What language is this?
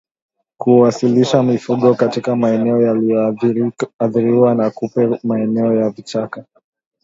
Swahili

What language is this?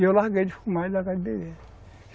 Portuguese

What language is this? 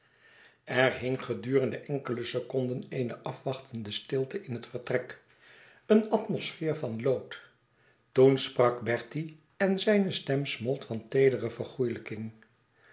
Dutch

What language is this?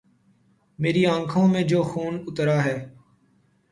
Urdu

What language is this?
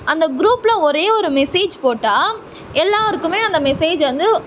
Tamil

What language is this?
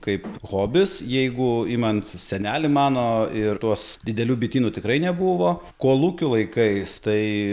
Lithuanian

